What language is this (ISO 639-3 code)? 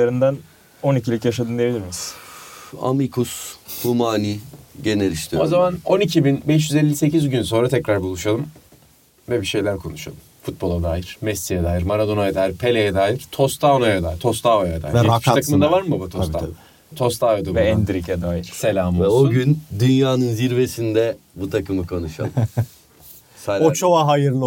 tur